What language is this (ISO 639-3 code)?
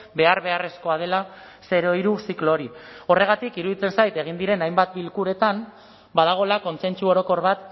eus